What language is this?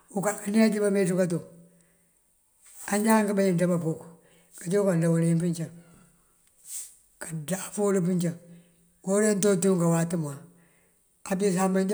Mandjak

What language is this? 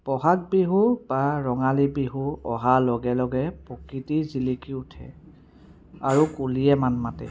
Assamese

